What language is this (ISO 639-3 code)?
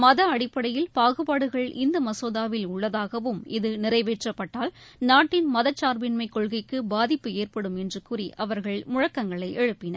tam